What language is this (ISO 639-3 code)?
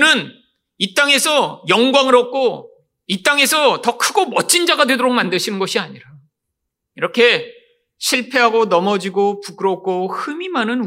kor